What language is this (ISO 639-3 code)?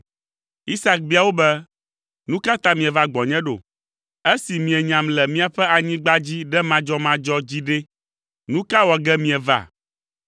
ewe